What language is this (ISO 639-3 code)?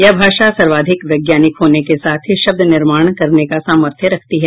hin